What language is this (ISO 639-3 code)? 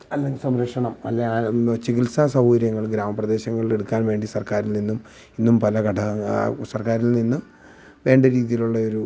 mal